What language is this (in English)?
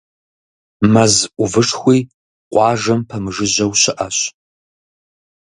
Kabardian